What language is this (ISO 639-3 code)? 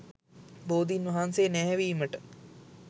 sin